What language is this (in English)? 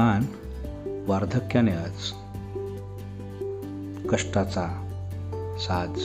Marathi